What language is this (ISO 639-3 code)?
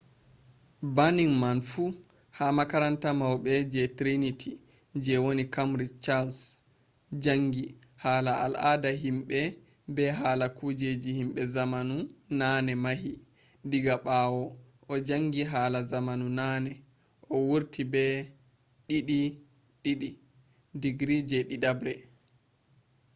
ful